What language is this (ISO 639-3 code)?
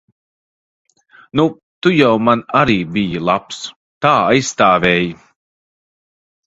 lav